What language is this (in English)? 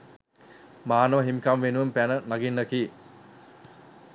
Sinhala